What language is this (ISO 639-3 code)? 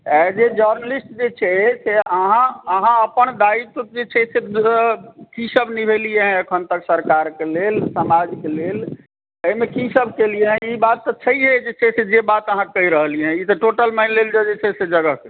mai